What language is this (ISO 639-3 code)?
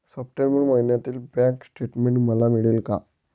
mar